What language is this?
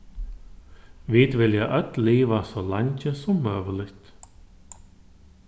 Faroese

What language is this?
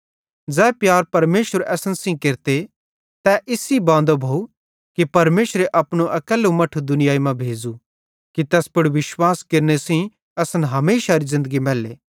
Bhadrawahi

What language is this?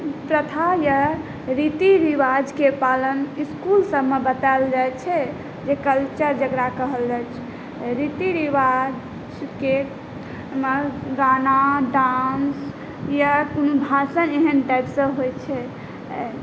Maithili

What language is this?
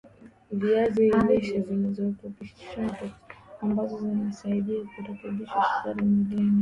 Swahili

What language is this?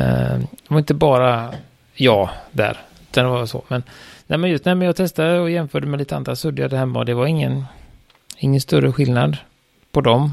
Swedish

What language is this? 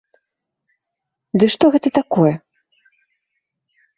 Belarusian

